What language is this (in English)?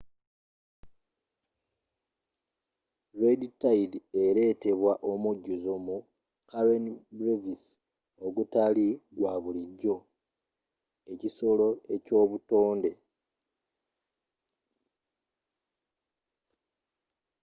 Ganda